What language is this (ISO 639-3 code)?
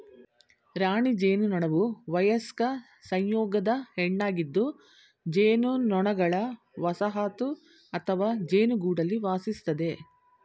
kan